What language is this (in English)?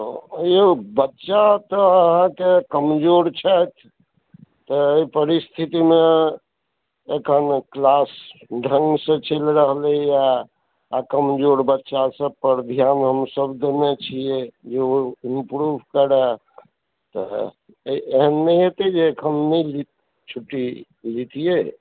Maithili